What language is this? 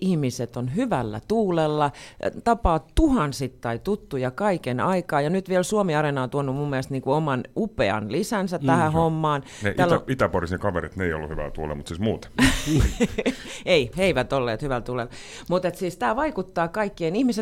Finnish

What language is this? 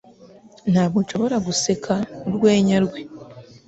Kinyarwanda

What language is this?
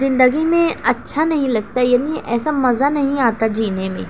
Urdu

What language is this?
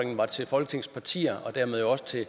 Danish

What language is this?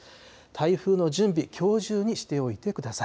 Japanese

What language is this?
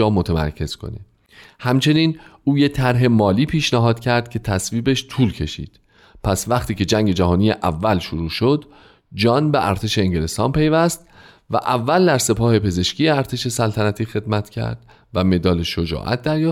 Persian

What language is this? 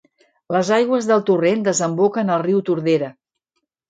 Catalan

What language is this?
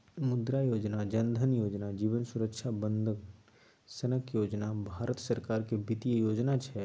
Maithili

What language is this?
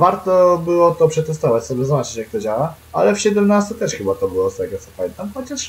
Polish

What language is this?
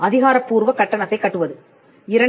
Tamil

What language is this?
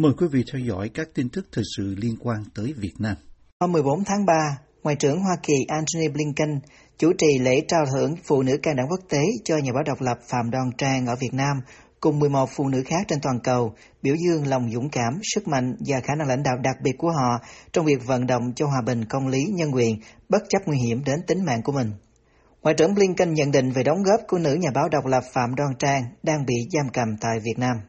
Vietnamese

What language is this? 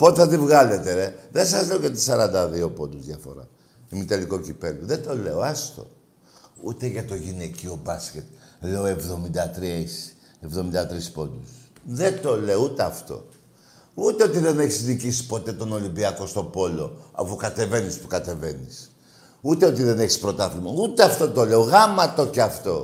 Greek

